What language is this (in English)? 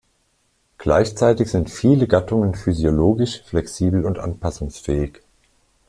German